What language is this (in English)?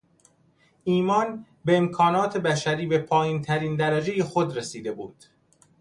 Persian